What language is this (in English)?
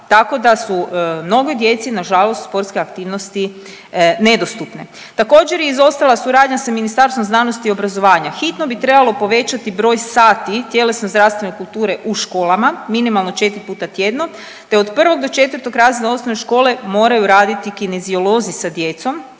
Croatian